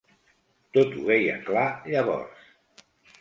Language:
Catalan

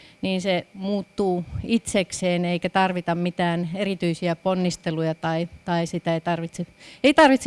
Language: Finnish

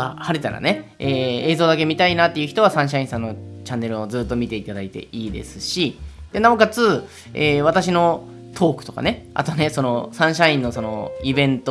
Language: Japanese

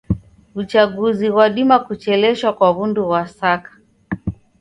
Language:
Taita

